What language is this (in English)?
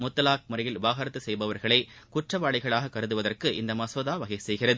Tamil